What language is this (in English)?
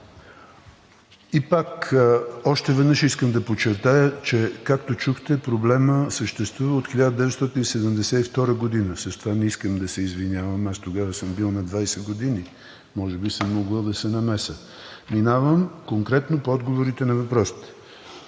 Bulgarian